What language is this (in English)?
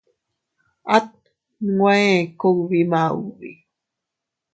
Teutila Cuicatec